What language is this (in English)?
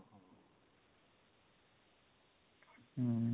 Odia